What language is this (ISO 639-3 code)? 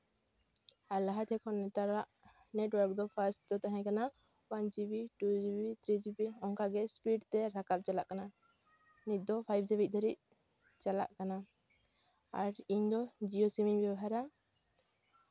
sat